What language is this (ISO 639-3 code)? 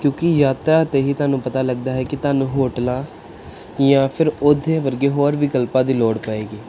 pan